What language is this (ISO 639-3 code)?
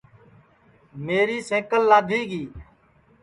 ssi